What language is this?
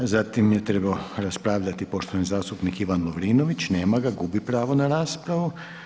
Croatian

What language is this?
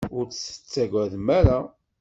Kabyle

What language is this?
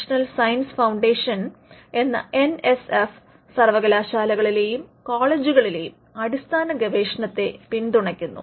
Malayalam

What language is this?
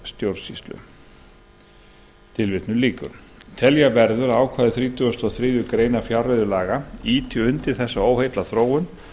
Icelandic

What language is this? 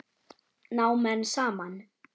Icelandic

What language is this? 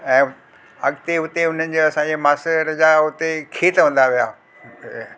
Sindhi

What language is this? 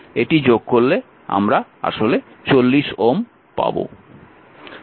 Bangla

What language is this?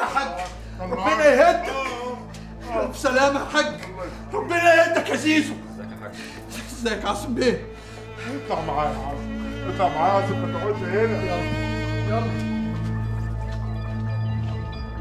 Arabic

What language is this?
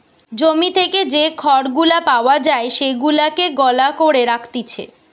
Bangla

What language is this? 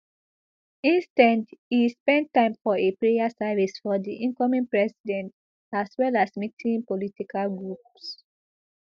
Nigerian Pidgin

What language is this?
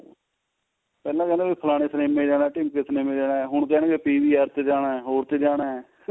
Punjabi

